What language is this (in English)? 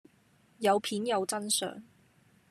Cantonese